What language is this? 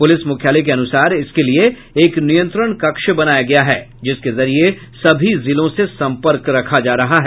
Hindi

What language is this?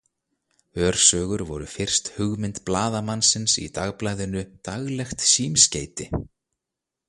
Icelandic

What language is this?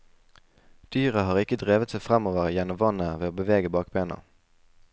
Norwegian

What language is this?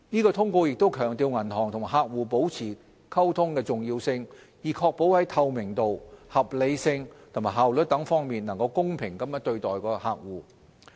Cantonese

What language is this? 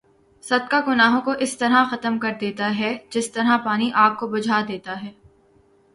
Urdu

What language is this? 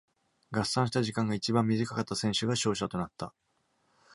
Japanese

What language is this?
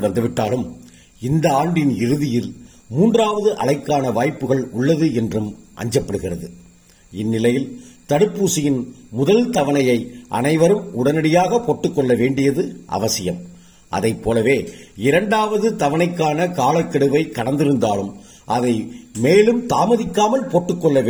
Tamil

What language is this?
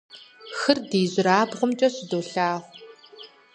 Kabardian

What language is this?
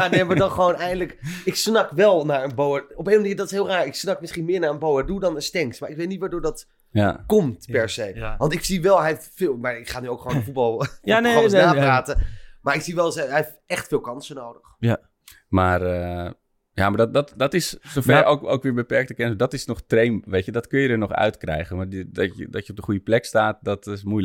Dutch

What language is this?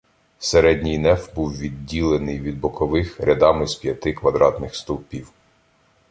Ukrainian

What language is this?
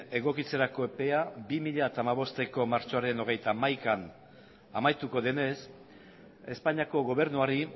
Basque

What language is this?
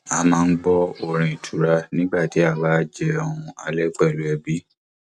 Yoruba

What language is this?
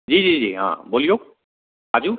Maithili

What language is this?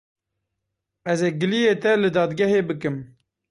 Kurdish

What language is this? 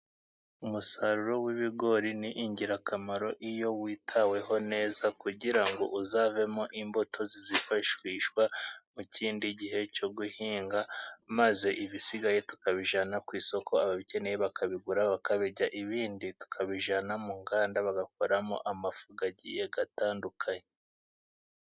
Kinyarwanda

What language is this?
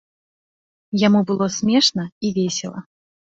Belarusian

